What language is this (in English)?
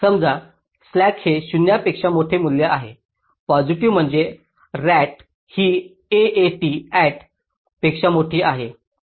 Marathi